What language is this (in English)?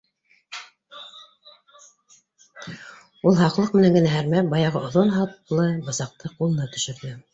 Bashkir